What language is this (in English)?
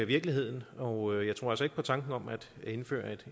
Danish